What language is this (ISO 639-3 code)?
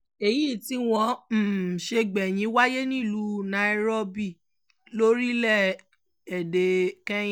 yor